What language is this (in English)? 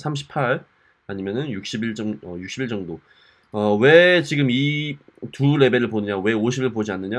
Korean